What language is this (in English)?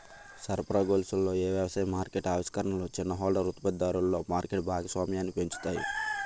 Telugu